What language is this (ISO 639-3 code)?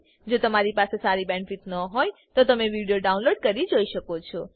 guj